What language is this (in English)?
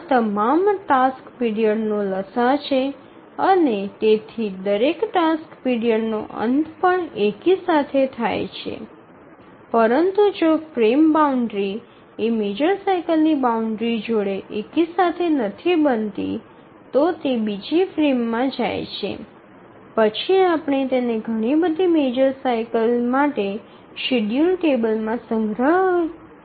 Gujarati